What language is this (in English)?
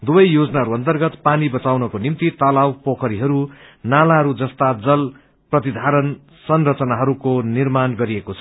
Nepali